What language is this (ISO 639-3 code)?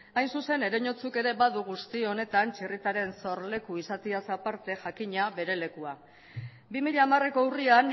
eus